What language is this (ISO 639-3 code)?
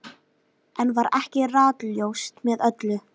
isl